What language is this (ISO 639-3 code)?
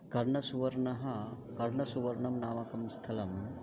san